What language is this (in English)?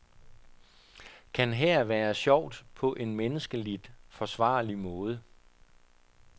Danish